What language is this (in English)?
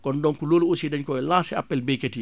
Wolof